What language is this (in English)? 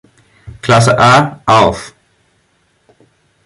German